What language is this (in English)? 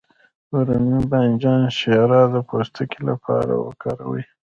Pashto